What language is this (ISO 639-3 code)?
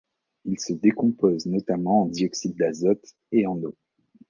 fra